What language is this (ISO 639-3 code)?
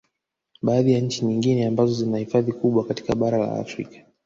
swa